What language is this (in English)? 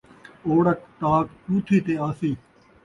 Saraiki